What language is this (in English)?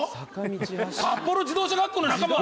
Japanese